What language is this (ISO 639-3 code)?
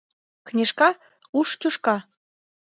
chm